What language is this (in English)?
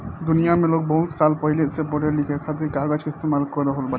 Bhojpuri